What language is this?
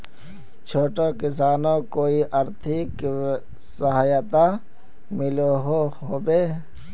Magahi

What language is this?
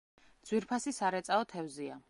Georgian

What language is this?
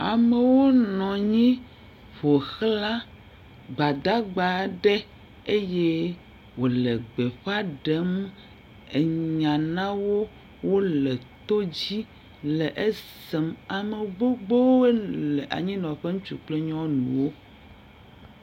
Ewe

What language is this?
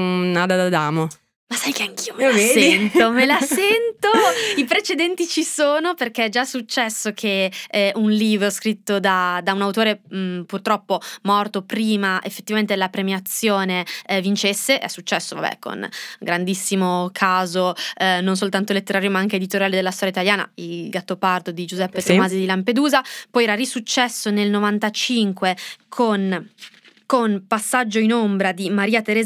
Italian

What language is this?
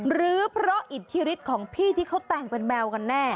Thai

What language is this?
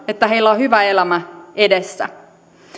Finnish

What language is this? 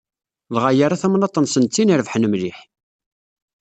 Kabyle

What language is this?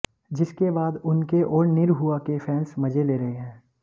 Hindi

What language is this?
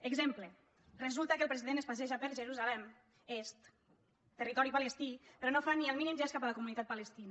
Catalan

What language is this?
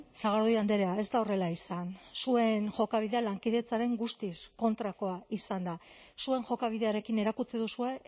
Basque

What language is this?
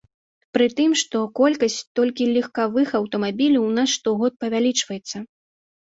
Belarusian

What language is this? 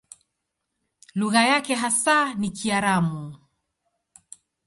Swahili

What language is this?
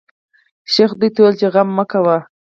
Pashto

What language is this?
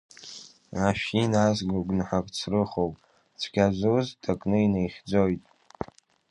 Abkhazian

